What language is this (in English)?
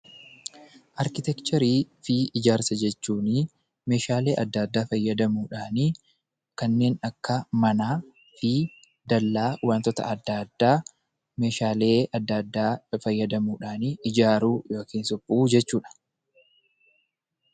Oromo